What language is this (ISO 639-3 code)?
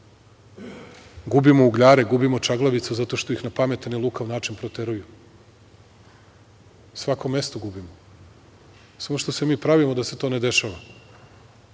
srp